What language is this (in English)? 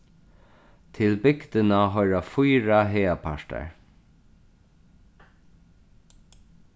Faroese